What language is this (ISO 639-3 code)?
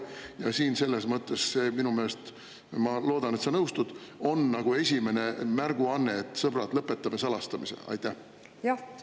est